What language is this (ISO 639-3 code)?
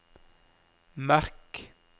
nor